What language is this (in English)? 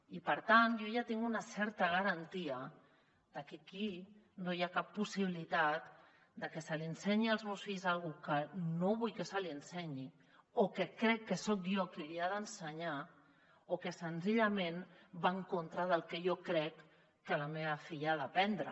Catalan